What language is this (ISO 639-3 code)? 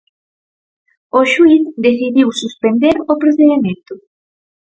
glg